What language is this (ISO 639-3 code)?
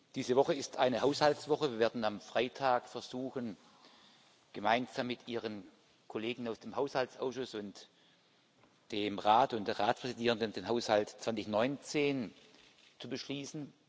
deu